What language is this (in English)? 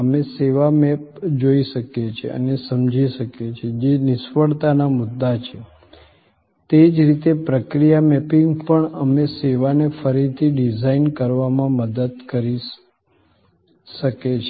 Gujarati